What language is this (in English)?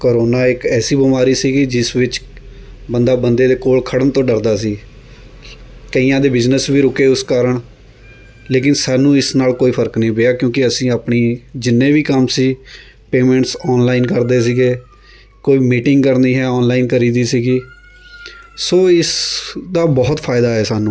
Punjabi